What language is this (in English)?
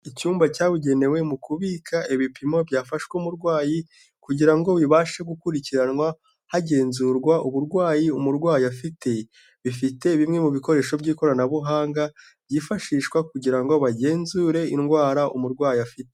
Kinyarwanda